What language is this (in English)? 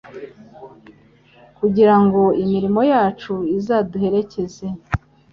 Kinyarwanda